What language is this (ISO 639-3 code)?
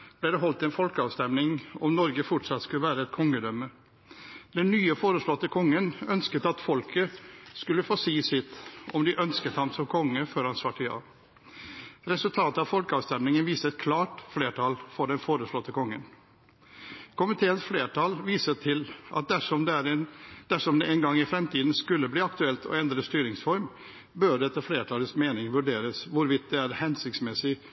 nob